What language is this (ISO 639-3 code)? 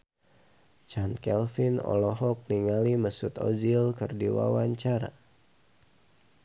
sun